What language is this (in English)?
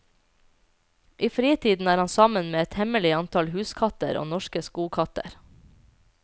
Norwegian